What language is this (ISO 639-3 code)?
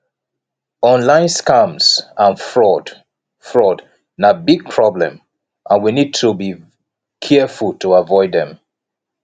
pcm